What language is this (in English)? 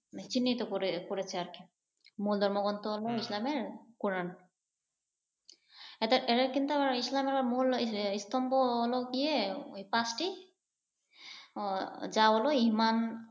Bangla